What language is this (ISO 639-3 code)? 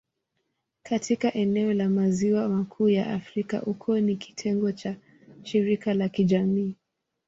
swa